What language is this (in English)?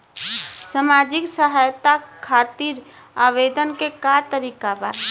Bhojpuri